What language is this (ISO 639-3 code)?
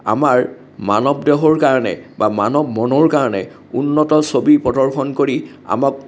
asm